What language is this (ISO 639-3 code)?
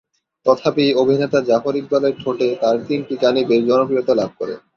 ben